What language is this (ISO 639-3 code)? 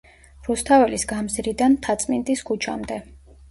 kat